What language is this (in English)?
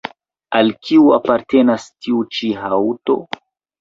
Esperanto